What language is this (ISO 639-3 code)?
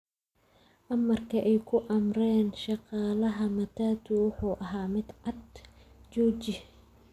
som